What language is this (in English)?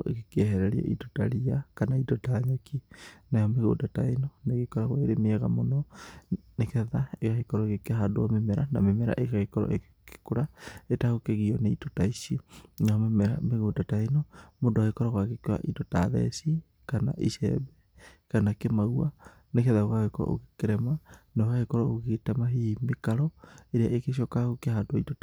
Kikuyu